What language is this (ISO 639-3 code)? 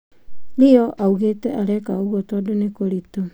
kik